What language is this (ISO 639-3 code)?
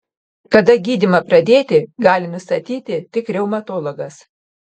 lit